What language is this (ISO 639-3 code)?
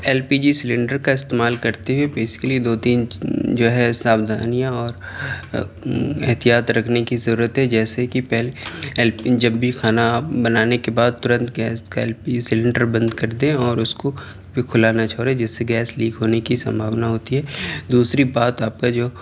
urd